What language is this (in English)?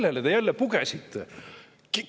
Estonian